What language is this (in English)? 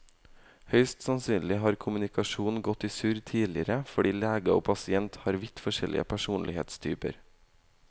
Norwegian